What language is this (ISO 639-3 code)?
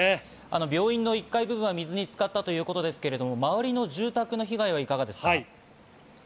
jpn